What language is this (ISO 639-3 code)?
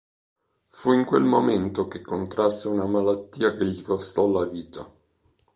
ita